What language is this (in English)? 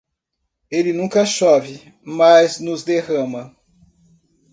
Portuguese